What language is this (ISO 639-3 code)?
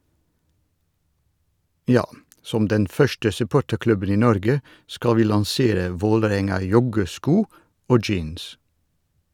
nor